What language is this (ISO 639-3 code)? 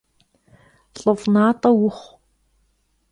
kbd